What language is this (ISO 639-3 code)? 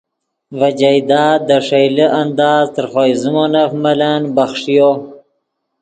ydg